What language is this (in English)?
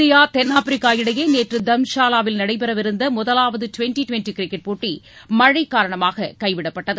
Tamil